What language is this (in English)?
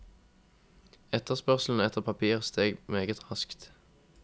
Norwegian